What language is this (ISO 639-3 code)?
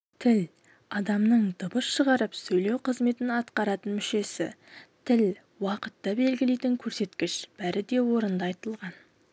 kaz